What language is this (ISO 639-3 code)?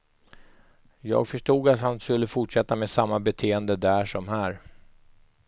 swe